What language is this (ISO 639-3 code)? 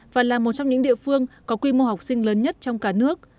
vie